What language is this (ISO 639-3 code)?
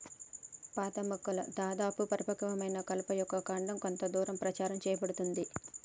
tel